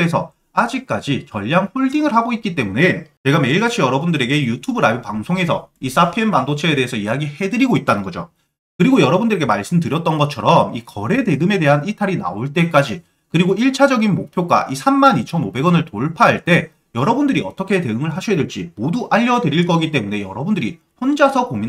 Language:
Korean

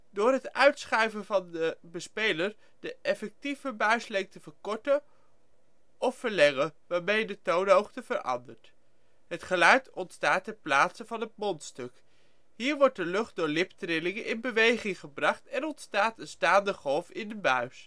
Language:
Dutch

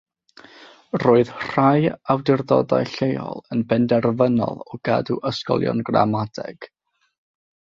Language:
Welsh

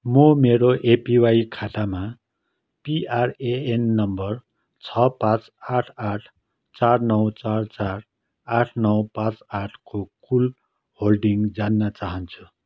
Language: Nepali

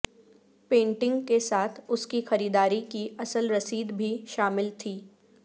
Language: Urdu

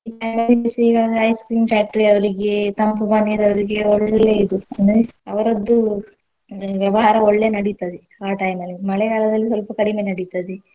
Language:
Kannada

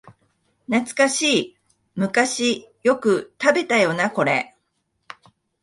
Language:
Japanese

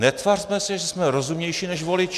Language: Czech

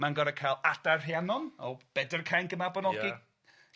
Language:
Welsh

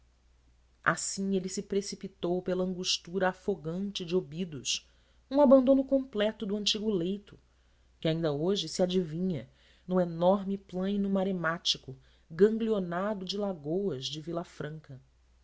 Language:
Portuguese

